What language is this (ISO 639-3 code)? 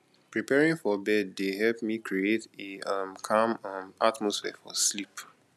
pcm